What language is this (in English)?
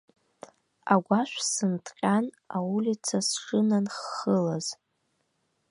Abkhazian